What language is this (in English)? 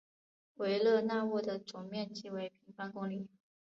Chinese